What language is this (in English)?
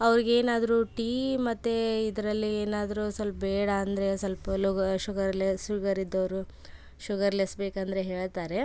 Kannada